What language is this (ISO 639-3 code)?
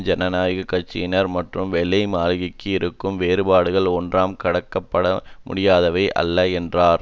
tam